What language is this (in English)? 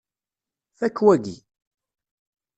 Kabyle